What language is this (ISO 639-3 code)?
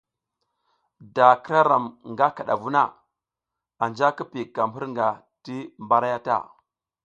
giz